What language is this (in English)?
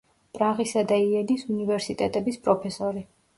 Georgian